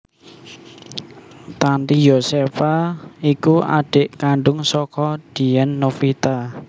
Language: Javanese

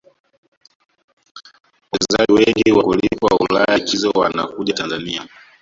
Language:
Swahili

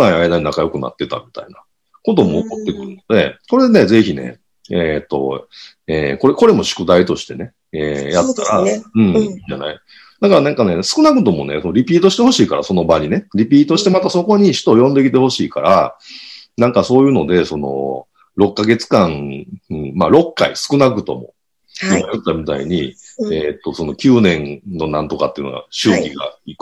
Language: Japanese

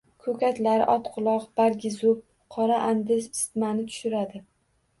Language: Uzbek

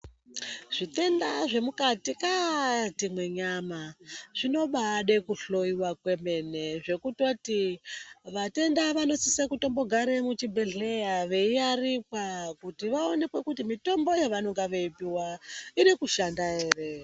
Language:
Ndau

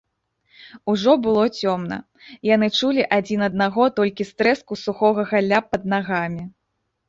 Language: Belarusian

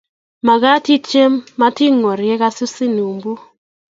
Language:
Kalenjin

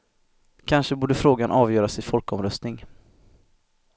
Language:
Swedish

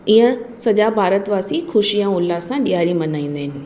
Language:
Sindhi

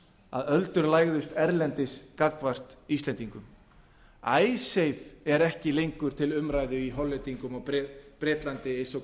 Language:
Icelandic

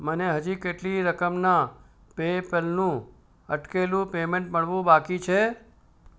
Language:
Gujarati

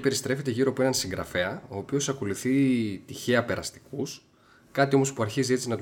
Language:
Greek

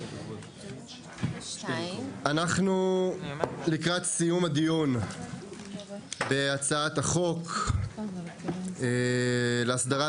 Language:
Hebrew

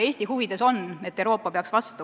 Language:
Estonian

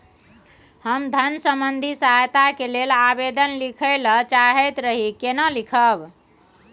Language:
Maithili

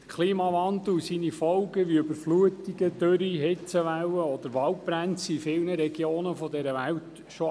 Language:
Swiss German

